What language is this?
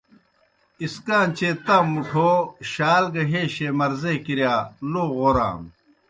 Kohistani Shina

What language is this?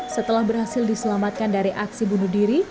Indonesian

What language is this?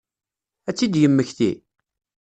Kabyle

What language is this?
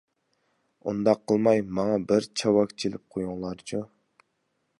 Uyghur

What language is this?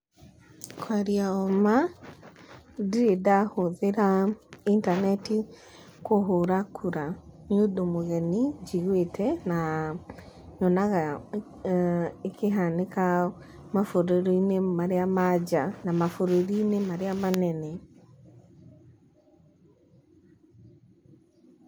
Kikuyu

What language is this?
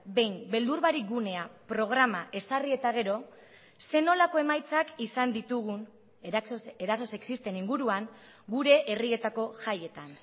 Basque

